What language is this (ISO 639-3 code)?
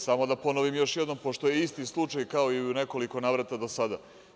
srp